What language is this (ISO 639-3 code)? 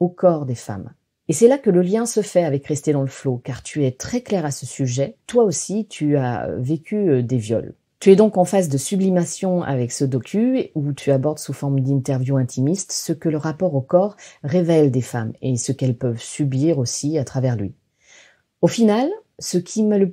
fra